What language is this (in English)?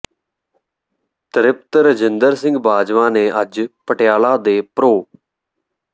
Punjabi